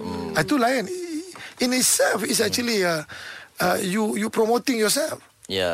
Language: Malay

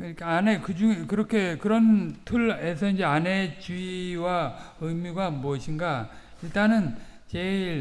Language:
Korean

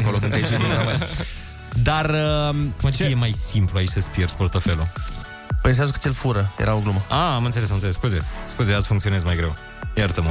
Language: Romanian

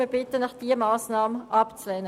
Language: Swiss German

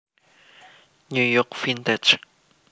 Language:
Javanese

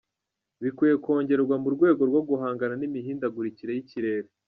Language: Kinyarwanda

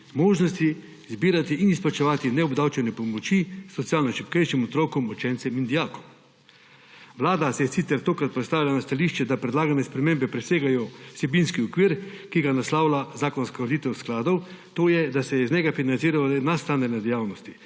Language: Slovenian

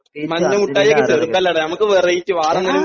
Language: Malayalam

